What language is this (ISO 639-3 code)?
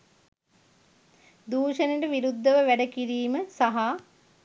sin